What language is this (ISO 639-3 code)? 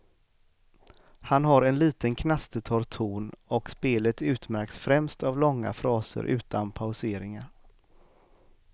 swe